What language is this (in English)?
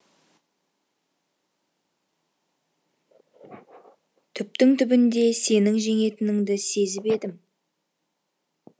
Kazakh